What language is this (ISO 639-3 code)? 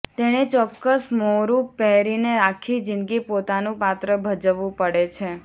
guj